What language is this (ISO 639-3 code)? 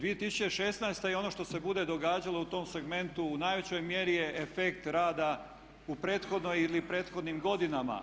hrv